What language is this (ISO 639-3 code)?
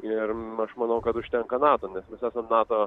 lit